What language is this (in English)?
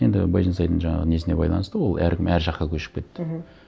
Kazakh